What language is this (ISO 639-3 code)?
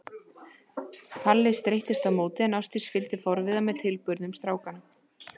isl